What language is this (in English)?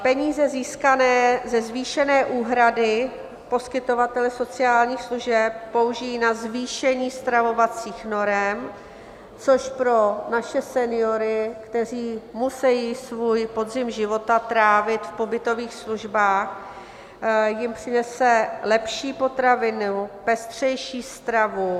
Czech